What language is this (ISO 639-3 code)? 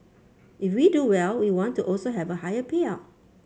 eng